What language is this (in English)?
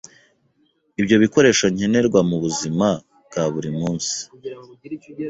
Kinyarwanda